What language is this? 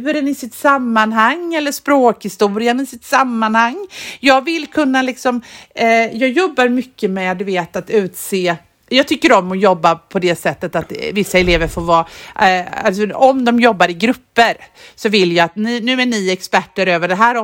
Swedish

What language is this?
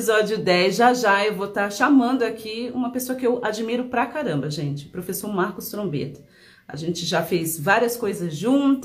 Portuguese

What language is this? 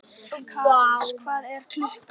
Icelandic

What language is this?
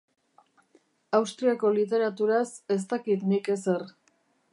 Basque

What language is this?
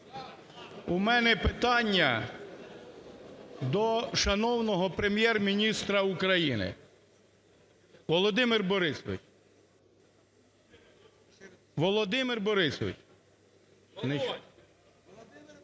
Ukrainian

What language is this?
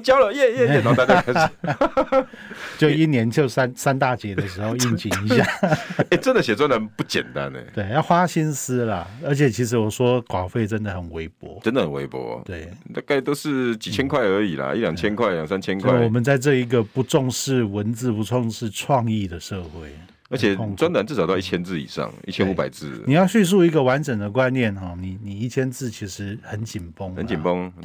Chinese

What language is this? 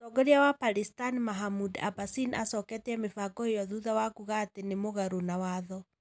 Kikuyu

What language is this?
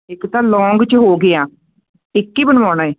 Punjabi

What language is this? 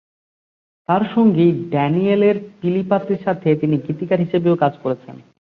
Bangla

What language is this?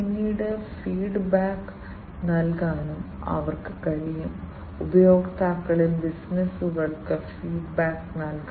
Malayalam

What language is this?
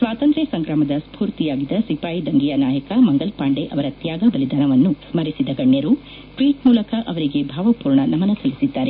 Kannada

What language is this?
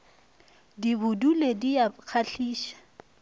Northern Sotho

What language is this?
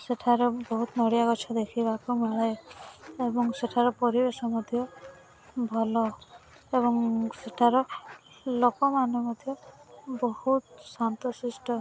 Odia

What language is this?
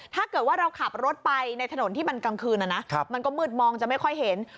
Thai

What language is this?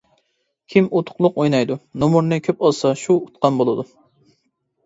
Uyghur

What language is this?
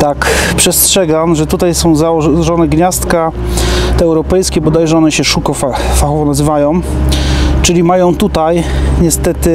Polish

